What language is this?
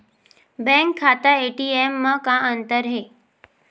Chhattisgarhi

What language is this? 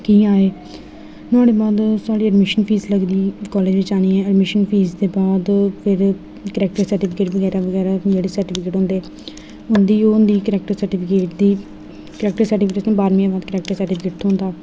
Dogri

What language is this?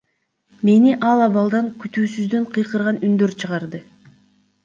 Kyrgyz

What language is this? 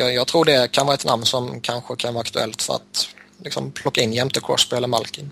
Swedish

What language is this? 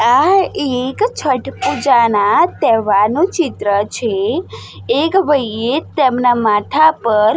Gujarati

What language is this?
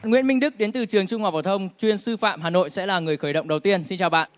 Vietnamese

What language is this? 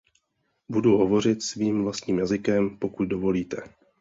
Czech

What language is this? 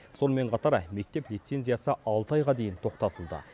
Kazakh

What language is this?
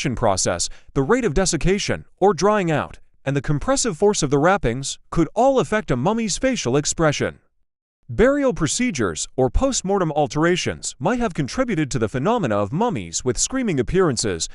English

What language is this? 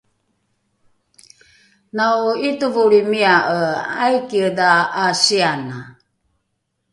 Rukai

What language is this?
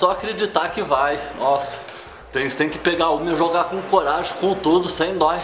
Portuguese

